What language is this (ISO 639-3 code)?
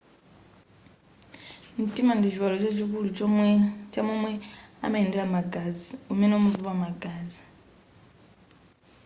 nya